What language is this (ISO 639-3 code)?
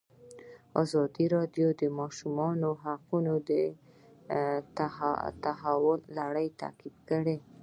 pus